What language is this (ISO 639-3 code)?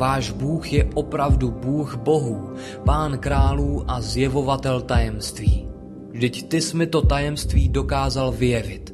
ces